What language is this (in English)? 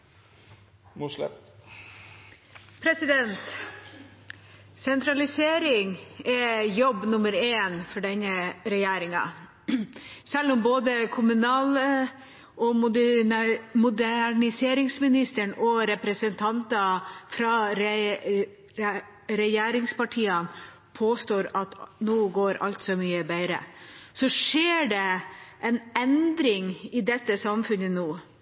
Norwegian